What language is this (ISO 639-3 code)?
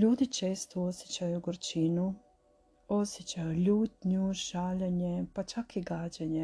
hrv